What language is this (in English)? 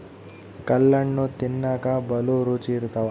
Kannada